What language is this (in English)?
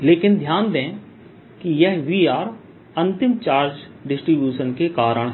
Hindi